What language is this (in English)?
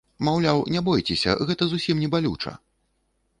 Belarusian